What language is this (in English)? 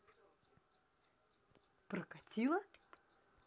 Russian